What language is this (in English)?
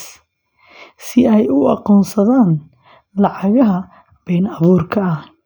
Somali